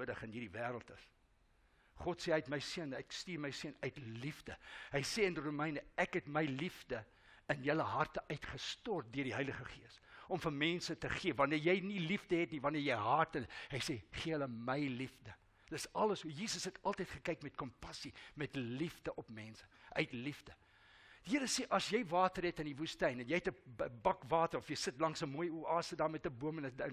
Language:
Dutch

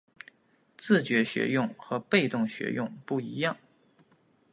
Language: Chinese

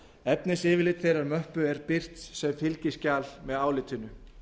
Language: Icelandic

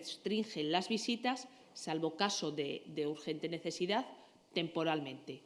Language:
Spanish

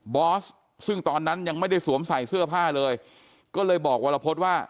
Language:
Thai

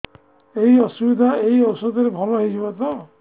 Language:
Odia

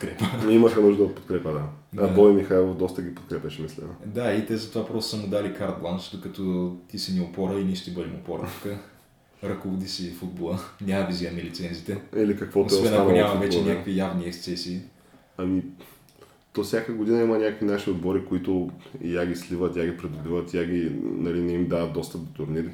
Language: Bulgarian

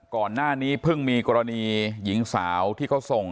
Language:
Thai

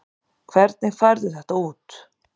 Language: Icelandic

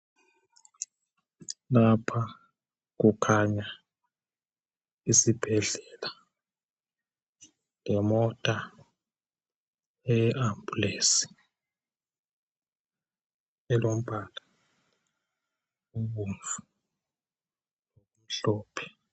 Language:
North Ndebele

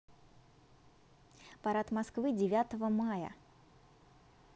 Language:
Russian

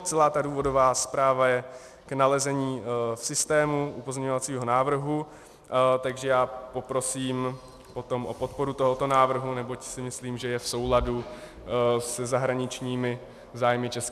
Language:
Czech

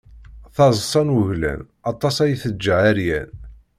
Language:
Kabyle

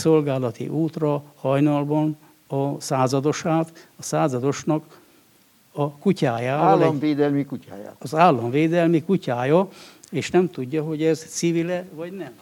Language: Hungarian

